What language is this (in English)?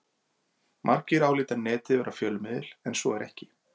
Icelandic